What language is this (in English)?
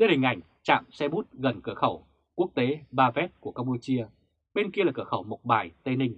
Vietnamese